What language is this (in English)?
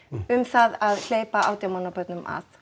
Icelandic